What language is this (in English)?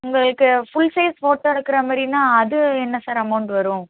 Tamil